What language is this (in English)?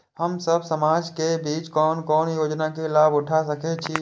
Maithili